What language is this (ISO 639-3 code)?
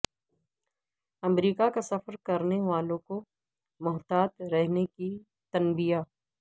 urd